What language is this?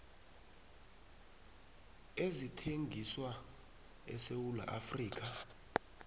South Ndebele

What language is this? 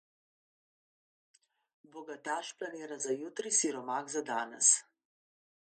Slovenian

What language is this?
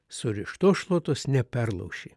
Lithuanian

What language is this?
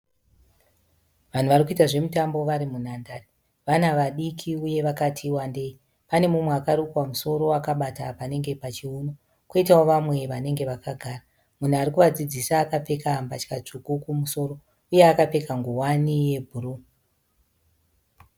Shona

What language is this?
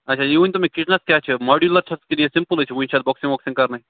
Kashmiri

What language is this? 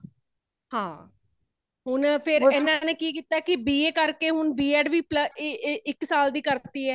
Punjabi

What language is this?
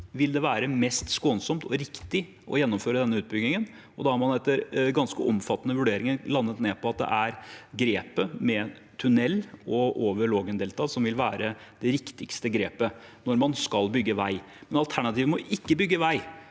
Norwegian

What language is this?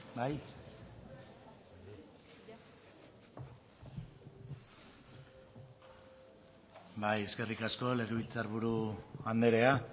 Basque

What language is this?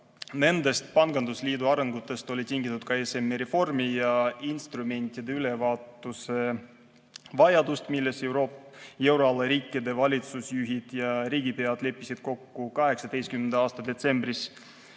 Estonian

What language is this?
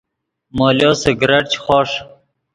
Yidgha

